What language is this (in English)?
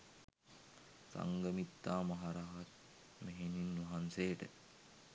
Sinhala